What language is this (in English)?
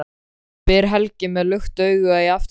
Icelandic